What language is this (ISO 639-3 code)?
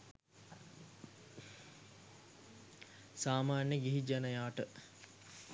sin